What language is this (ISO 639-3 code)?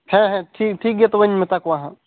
sat